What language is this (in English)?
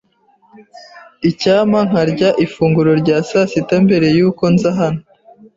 Kinyarwanda